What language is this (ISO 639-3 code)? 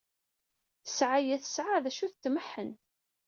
kab